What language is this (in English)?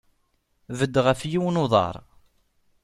Kabyle